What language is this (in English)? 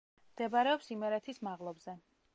Georgian